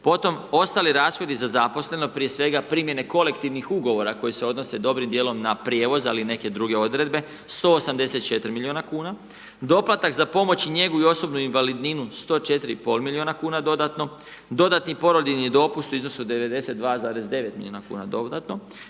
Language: Croatian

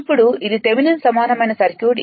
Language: Telugu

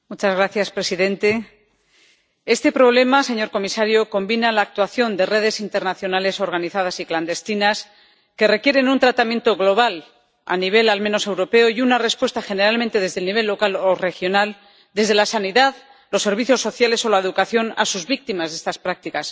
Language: Spanish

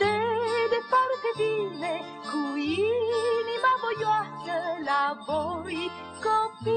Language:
Indonesian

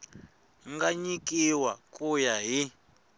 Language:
Tsonga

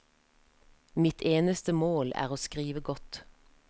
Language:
Norwegian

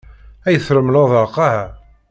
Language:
Kabyle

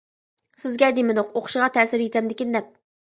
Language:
Uyghur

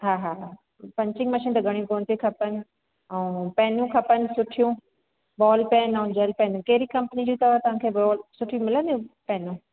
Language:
Sindhi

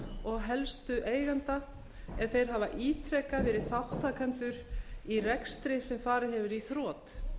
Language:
Icelandic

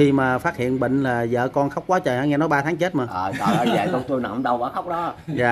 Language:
Vietnamese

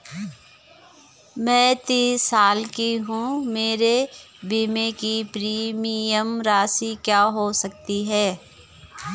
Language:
Hindi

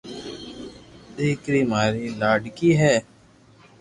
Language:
Loarki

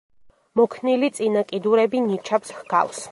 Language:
Georgian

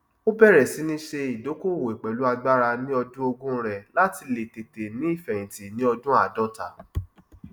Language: Yoruba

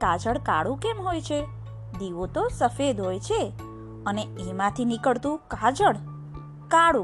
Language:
Gujarati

